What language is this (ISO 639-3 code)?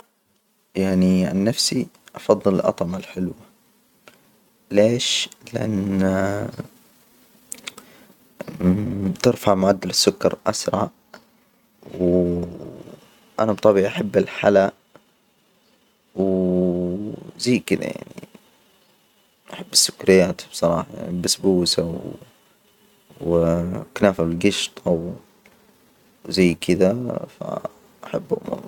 acw